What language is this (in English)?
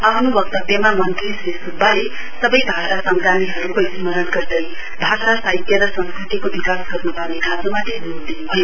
Nepali